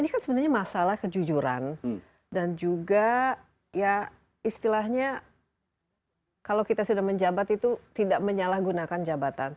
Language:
Indonesian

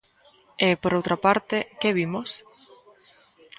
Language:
Galician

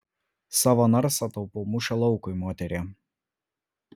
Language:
Lithuanian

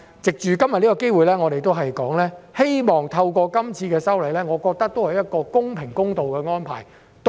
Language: Cantonese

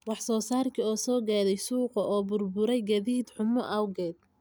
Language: Somali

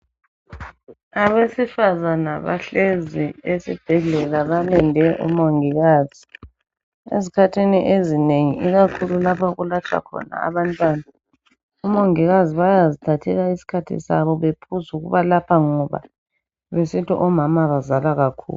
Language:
North Ndebele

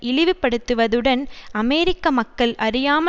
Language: Tamil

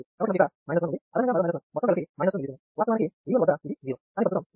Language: Telugu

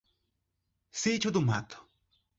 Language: Portuguese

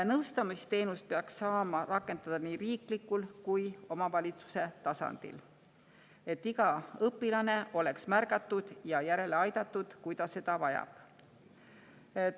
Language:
Estonian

